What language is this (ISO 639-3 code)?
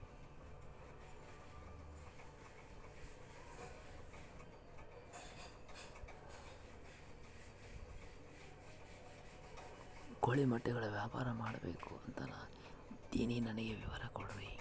kan